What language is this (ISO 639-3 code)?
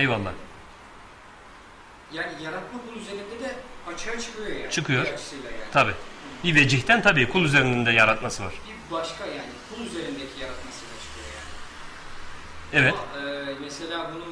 tur